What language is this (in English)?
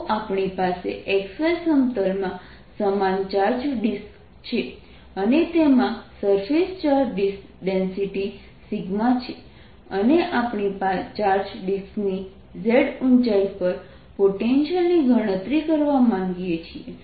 Gujarati